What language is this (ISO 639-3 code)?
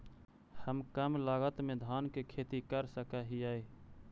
mag